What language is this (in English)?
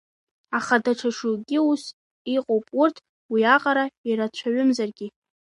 Abkhazian